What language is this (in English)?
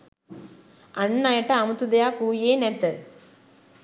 Sinhala